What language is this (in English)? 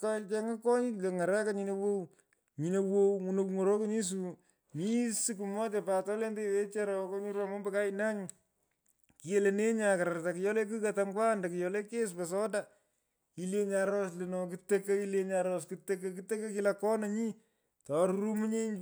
Pökoot